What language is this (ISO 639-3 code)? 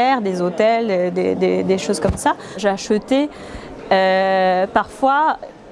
fra